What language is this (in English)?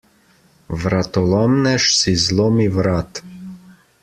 Slovenian